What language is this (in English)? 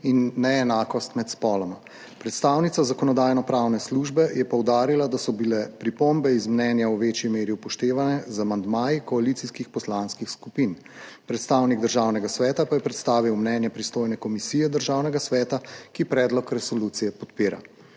Slovenian